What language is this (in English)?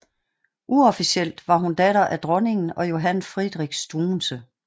Danish